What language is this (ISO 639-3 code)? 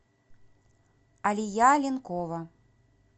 rus